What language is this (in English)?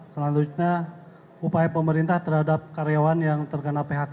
Indonesian